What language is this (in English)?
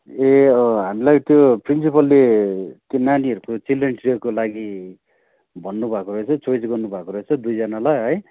Nepali